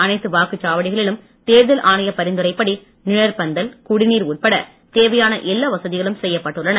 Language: Tamil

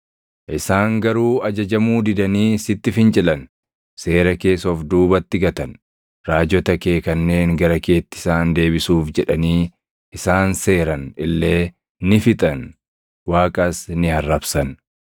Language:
Oromo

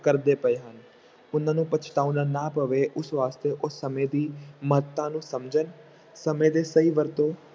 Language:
Punjabi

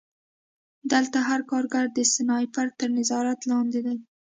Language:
Pashto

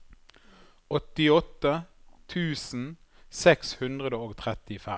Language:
Norwegian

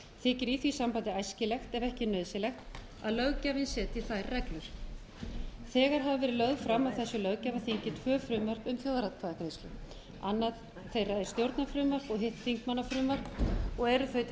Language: Icelandic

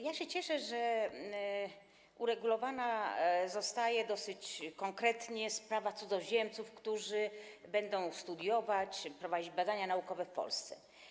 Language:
Polish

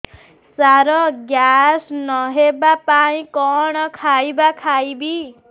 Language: Odia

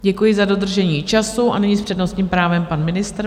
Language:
Czech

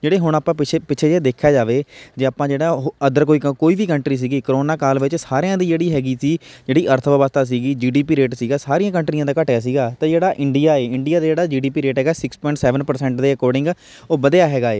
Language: Punjabi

